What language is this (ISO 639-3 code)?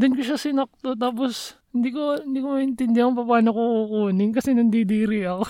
fil